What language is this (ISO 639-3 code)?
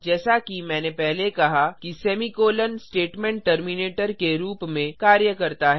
hin